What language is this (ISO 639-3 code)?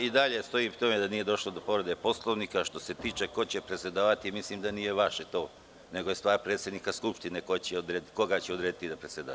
srp